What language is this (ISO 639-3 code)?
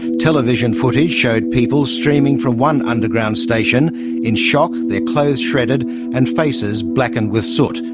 eng